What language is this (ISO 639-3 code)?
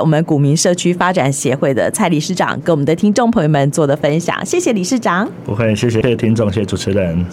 zho